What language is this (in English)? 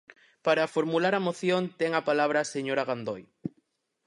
Galician